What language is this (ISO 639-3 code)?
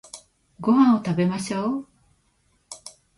jpn